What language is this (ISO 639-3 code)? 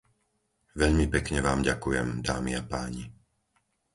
slk